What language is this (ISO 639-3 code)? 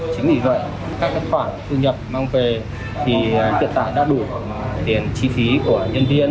vie